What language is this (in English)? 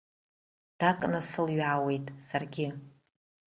Abkhazian